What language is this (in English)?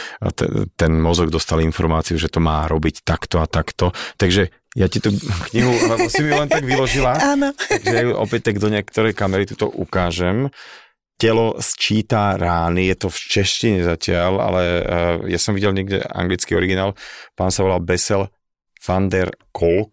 Slovak